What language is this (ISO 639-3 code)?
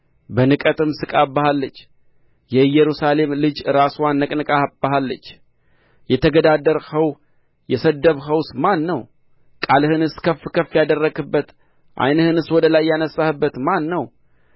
amh